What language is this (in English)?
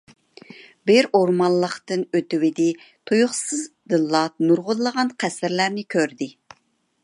Uyghur